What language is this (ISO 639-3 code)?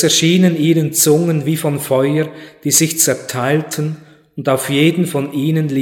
deu